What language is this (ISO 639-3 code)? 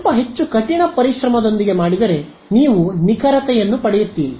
kan